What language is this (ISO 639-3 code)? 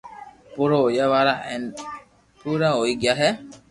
lrk